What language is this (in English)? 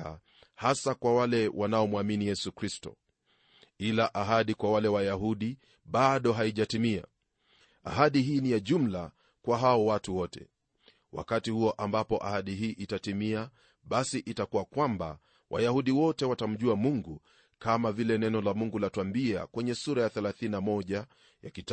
Swahili